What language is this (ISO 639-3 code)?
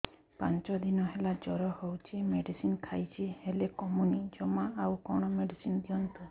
ori